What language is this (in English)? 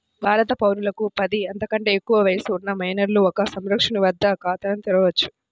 Telugu